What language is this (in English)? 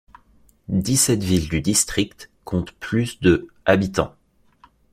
French